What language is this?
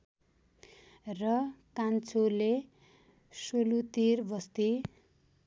Nepali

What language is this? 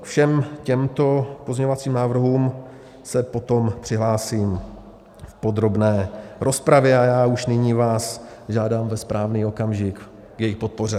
Czech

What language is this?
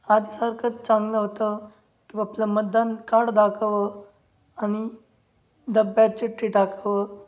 Marathi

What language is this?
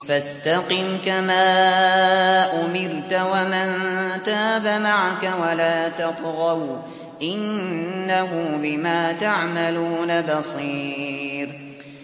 Arabic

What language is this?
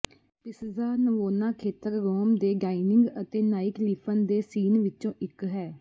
Punjabi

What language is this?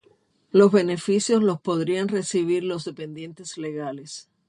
Spanish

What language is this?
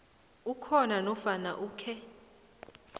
South Ndebele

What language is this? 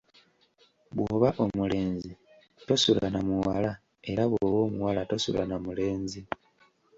Ganda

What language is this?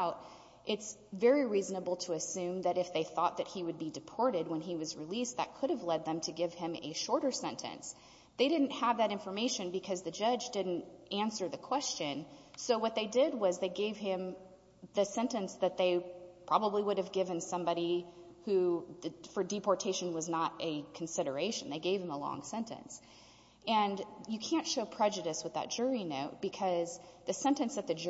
English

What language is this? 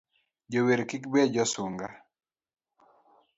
Luo (Kenya and Tanzania)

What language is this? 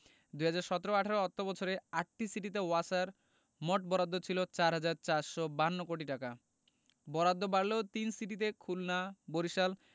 Bangla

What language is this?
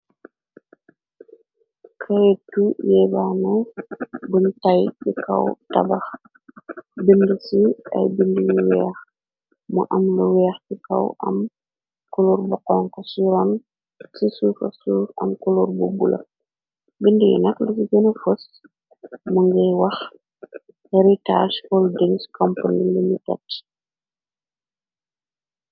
Wolof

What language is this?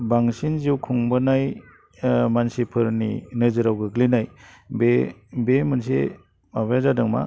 Bodo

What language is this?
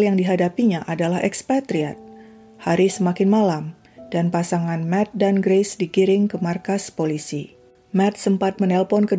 Indonesian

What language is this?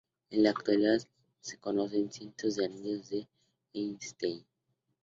Spanish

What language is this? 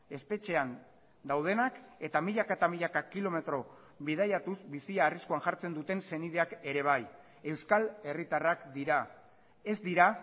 Basque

